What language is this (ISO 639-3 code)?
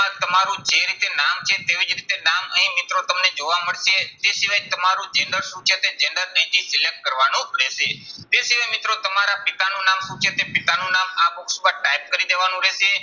guj